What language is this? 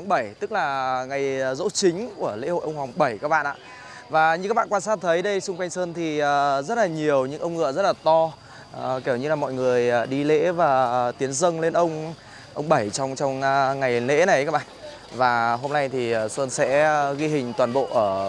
Vietnamese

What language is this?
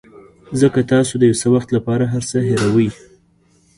Pashto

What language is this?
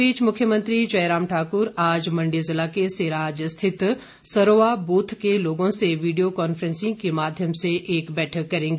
Hindi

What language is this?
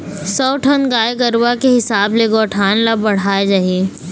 Chhattisgarhi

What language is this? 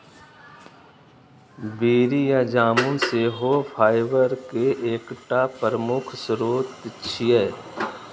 Maithili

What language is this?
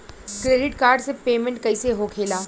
Bhojpuri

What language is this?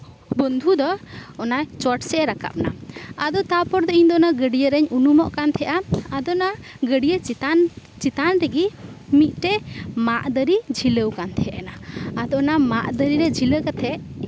Santali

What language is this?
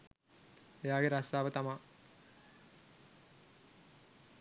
Sinhala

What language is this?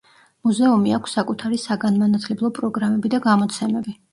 Georgian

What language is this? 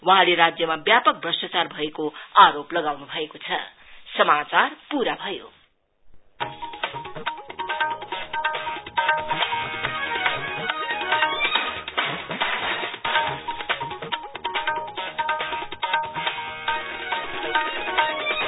Nepali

